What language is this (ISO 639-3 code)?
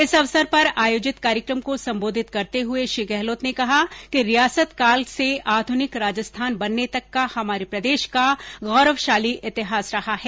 hin